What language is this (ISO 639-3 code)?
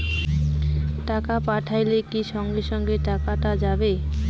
ben